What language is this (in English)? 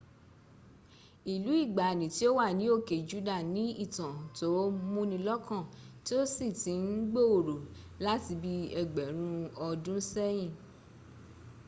Yoruba